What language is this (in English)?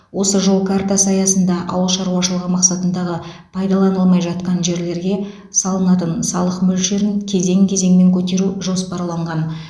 Kazakh